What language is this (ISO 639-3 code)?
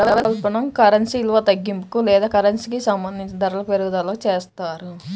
tel